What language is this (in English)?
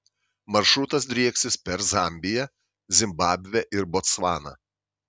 Lithuanian